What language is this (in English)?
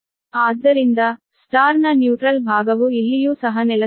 Kannada